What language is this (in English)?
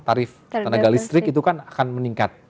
Indonesian